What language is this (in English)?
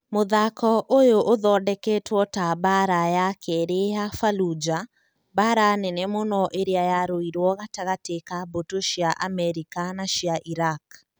Kikuyu